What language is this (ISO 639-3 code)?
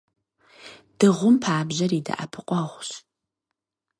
kbd